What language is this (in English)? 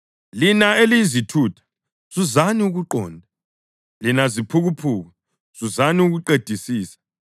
North Ndebele